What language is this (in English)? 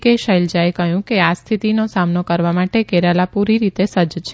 Gujarati